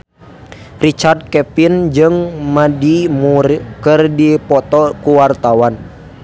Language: Sundanese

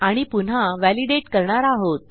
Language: Marathi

